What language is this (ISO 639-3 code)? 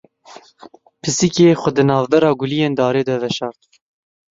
kur